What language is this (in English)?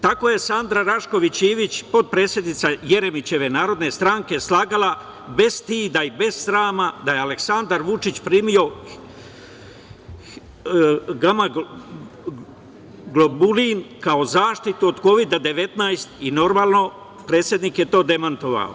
Serbian